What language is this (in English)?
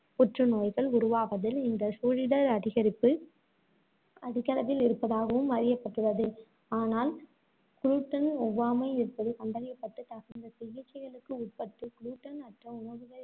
Tamil